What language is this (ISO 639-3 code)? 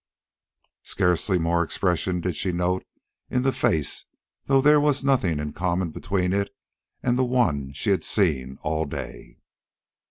eng